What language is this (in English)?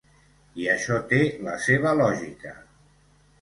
Catalan